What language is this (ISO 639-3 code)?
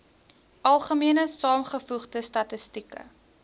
afr